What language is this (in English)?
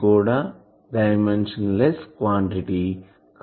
Telugu